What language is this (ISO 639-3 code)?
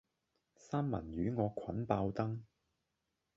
yue